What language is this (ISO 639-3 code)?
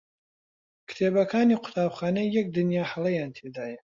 ckb